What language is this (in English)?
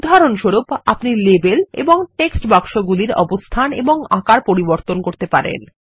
Bangla